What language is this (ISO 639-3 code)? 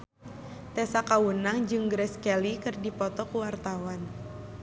sun